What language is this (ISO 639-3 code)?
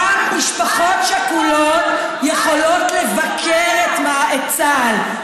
heb